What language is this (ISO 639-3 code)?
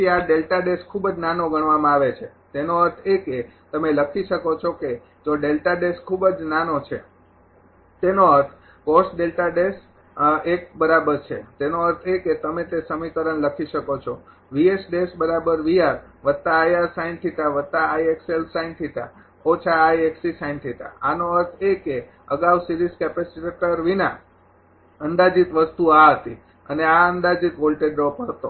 guj